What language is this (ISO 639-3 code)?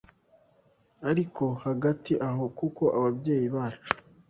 kin